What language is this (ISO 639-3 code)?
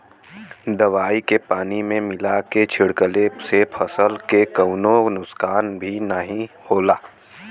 bho